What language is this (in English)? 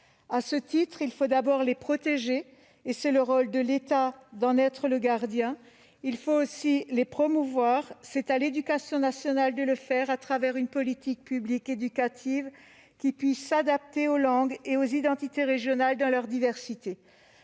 French